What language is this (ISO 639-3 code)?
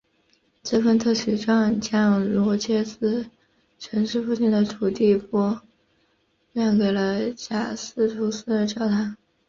zho